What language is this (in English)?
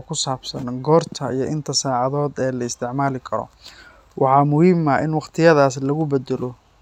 Somali